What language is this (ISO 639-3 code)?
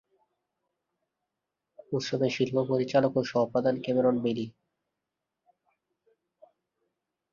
ben